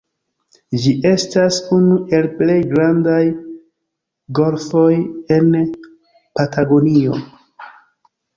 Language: Esperanto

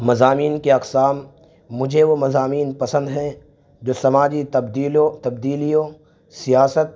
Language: Urdu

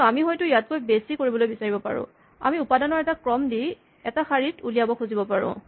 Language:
Assamese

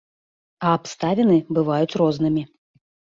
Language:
Belarusian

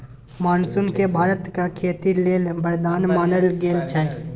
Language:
Maithili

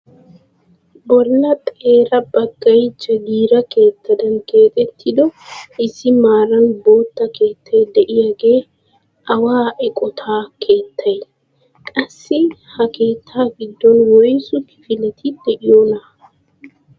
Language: Wolaytta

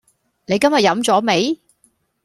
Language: Cantonese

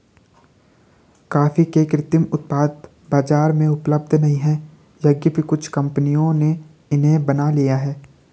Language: Hindi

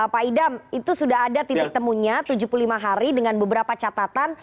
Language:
Indonesian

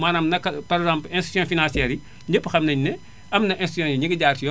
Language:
Wolof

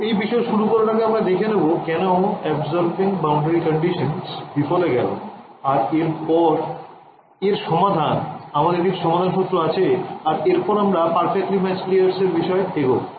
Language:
Bangla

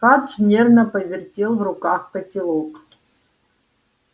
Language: Russian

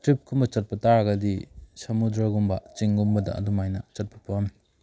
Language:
Manipuri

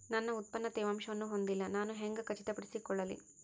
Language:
Kannada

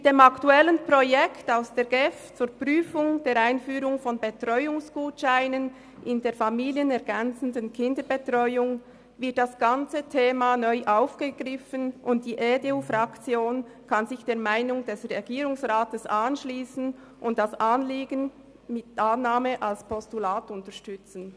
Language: Swiss German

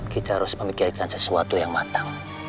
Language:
Indonesian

